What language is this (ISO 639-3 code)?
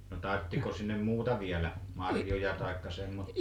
fin